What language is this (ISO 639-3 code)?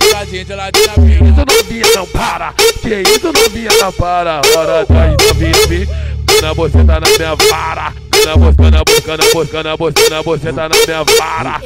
kor